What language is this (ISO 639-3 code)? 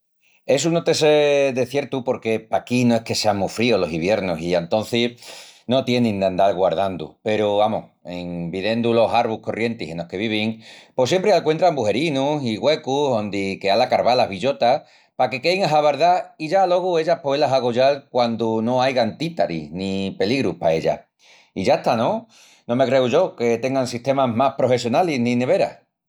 ext